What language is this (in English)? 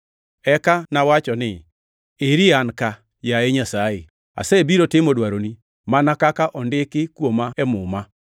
Luo (Kenya and Tanzania)